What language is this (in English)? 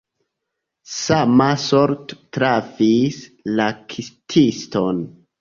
Esperanto